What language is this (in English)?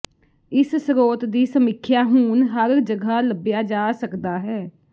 Punjabi